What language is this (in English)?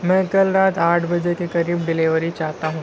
Urdu